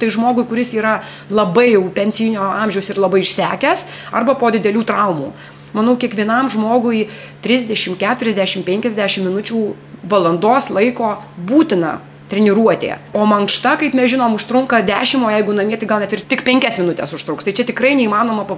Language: Lithuanian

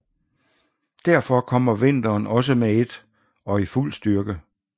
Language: Danish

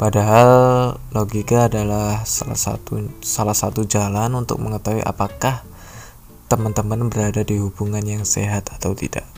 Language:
Indonesian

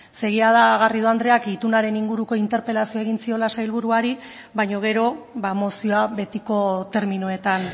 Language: Basque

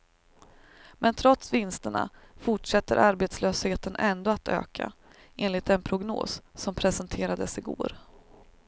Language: Swedish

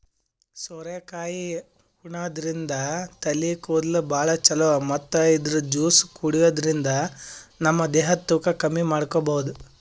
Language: Kannada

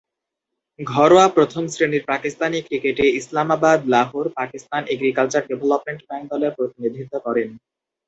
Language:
Bangla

